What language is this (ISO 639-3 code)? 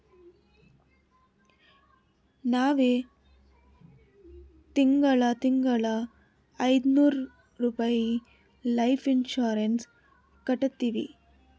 kan